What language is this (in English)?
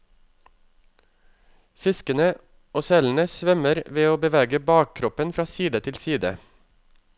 Norwegian